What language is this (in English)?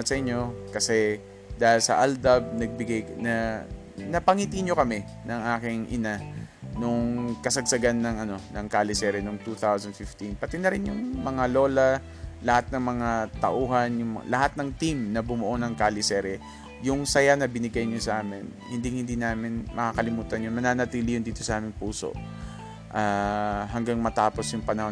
Filipino